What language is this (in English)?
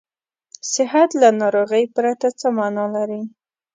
Pashto